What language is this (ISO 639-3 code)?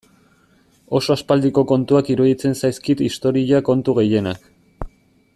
eus